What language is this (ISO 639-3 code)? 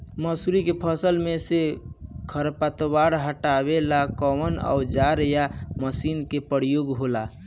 bho